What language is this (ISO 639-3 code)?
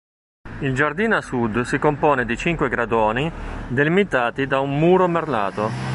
ita